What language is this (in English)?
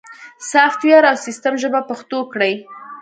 Pashto